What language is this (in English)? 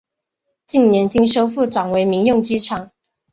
Chinese